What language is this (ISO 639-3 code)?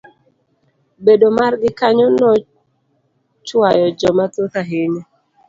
luo